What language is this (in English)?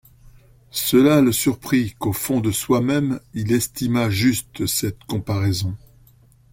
French